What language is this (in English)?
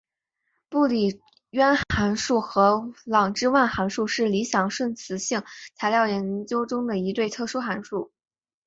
Chinese